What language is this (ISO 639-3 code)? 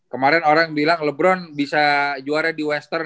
ind